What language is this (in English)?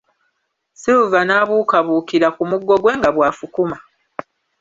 Ganda